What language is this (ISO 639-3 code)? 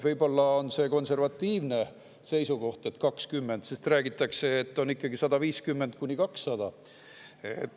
est